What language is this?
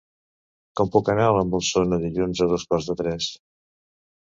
Catalan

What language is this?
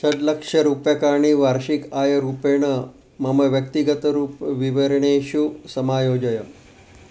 Sanskrit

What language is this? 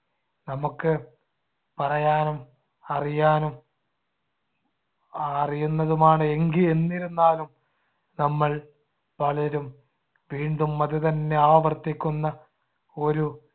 Malayalam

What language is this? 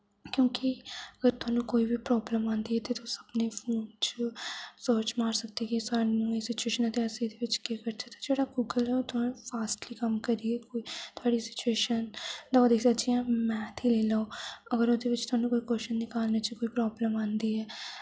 Dogri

